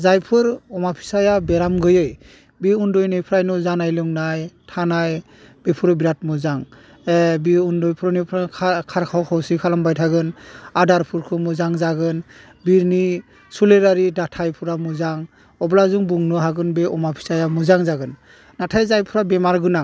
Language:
Bodo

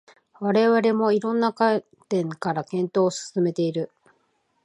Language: Japanese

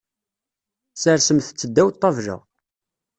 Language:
Kabyle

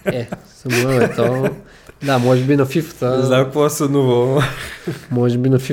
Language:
Bulgarian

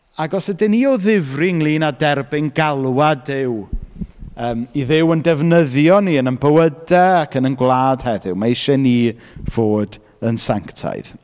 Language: Welsh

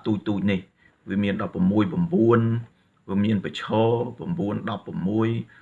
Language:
Vietnamese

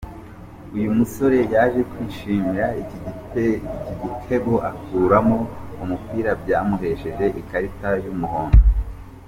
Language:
Kinyarwanda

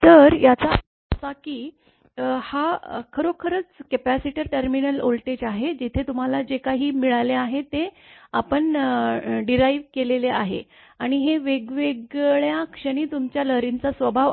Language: Marathi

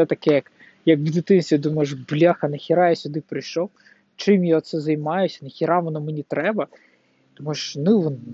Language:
Ukrainian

